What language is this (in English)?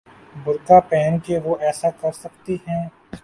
Urdu